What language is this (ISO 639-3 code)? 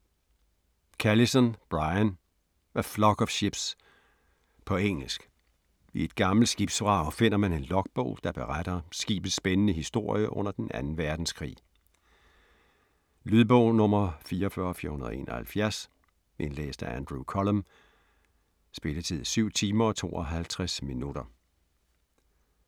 dan